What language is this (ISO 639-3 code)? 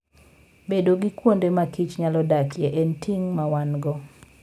luo